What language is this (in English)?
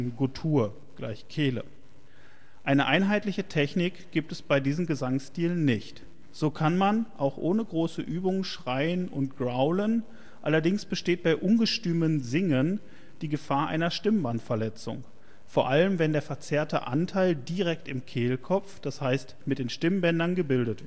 German